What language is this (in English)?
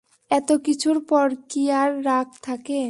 Bangla